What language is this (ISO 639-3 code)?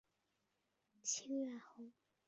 zho